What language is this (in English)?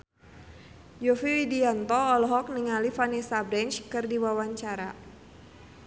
Sundanese